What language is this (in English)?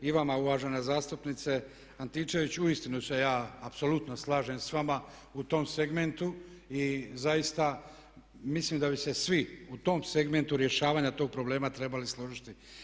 Croatian